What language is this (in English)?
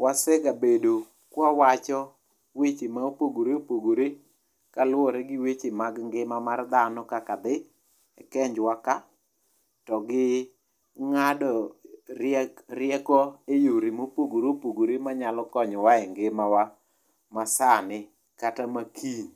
Luo (Kenya and Tanzania)